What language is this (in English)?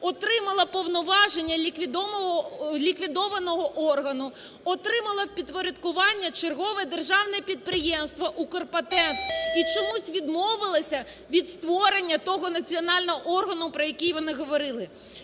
Ukrainian